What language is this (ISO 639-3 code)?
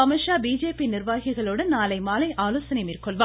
tam